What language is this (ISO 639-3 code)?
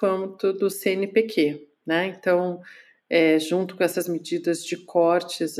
por